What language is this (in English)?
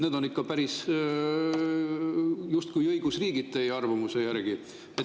Estonian